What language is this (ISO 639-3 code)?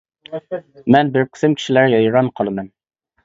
uig